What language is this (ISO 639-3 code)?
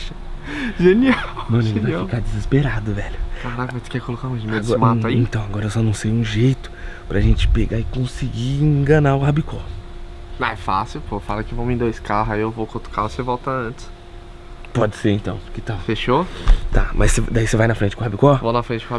por